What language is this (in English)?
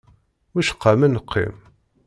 Kabyle